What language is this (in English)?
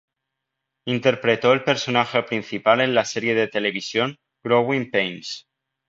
Spanish